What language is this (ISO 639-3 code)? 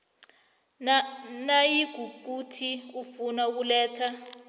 nbl